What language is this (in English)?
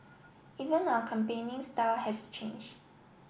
English